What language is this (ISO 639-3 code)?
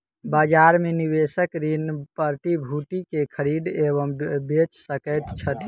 mai